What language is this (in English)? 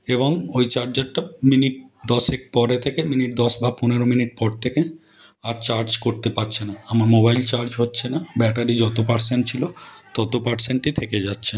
Bangla